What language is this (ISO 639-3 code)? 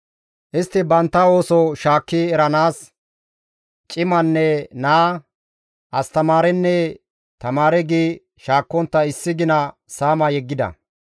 gmv